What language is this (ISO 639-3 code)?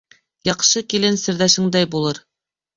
bak